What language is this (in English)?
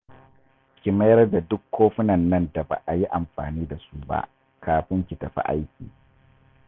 Hausa